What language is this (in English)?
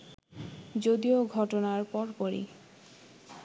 Bangla